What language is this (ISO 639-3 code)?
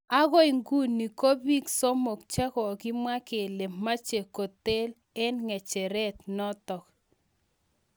kln